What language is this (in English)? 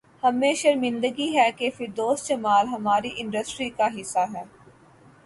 Urdu